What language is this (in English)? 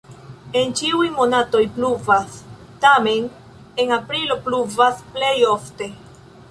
Esperanto